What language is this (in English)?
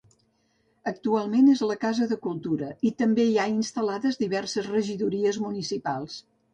Catalan